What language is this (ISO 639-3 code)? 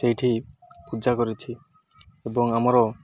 ori